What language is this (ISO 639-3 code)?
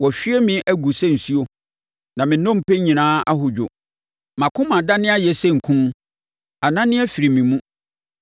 aka